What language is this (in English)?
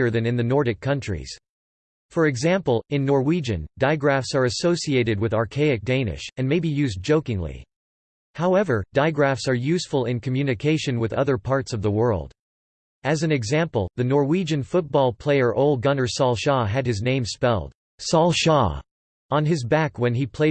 English